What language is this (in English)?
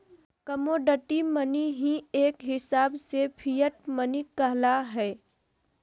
Magahi